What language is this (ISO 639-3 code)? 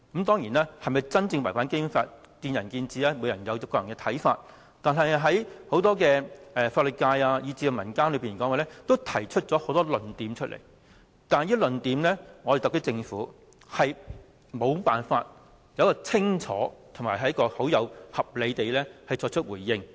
yue